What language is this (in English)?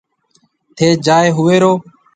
Marwari (Pakistan)